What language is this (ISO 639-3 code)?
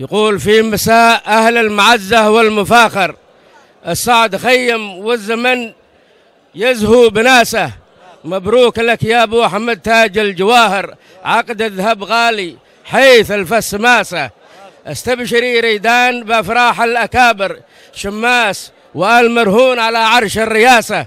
ara